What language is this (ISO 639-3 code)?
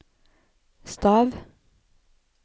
nor